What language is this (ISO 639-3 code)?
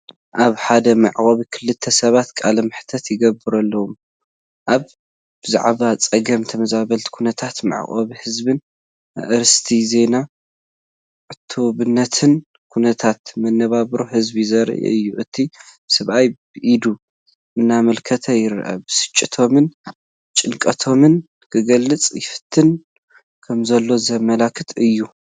tir